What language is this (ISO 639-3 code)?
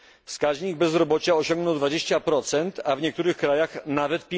pol